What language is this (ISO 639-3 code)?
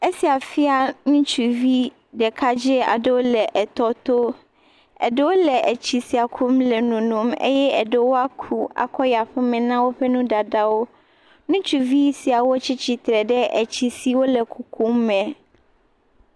ewe